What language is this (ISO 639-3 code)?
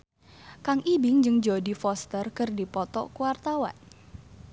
sun